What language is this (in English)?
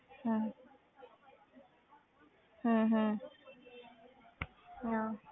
Punjabi